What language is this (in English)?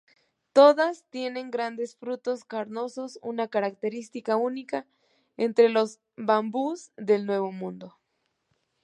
Spanish